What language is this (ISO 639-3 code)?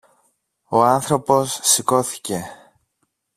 ell